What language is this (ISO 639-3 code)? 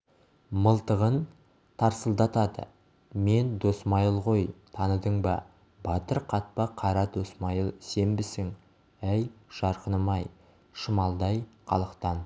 kaz